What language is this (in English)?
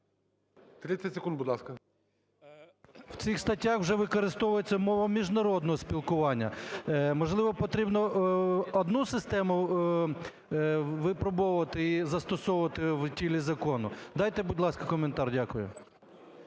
Ukrainian